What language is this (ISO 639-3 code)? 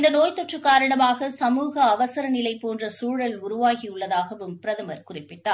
tam